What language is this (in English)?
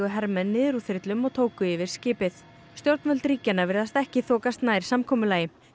Icelandic